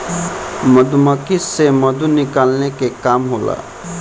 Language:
Bhojpuri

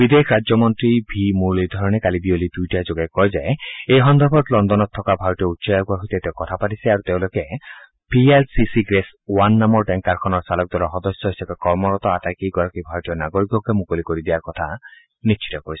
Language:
Assamese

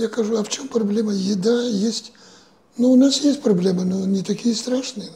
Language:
Ukrainian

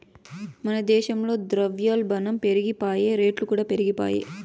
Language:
Telugu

